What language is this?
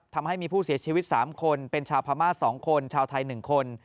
Thai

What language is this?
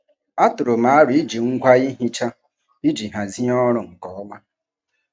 Igbo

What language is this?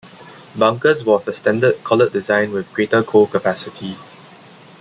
English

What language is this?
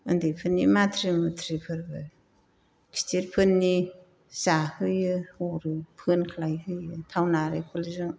Bodo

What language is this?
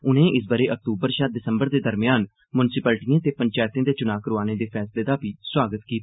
Dogri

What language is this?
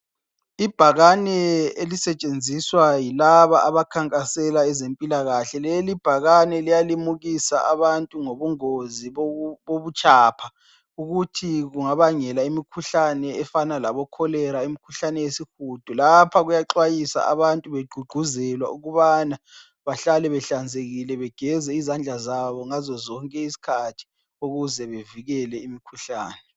North Ndebele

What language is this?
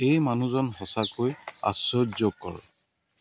Assamese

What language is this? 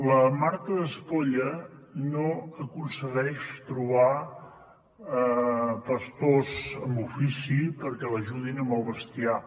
Catalan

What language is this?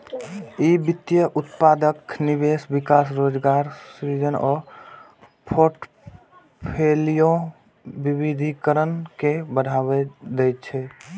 Maithili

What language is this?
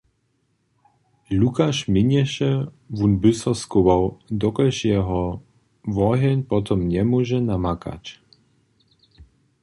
Upper Sorbian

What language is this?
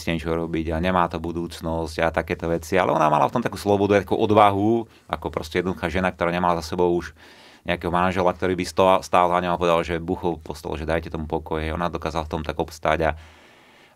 Slovak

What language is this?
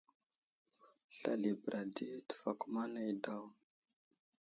Wuzlam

